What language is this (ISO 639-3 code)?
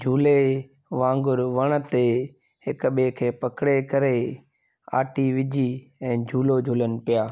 snd